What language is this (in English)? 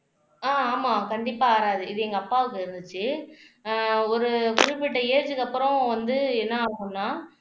Tamil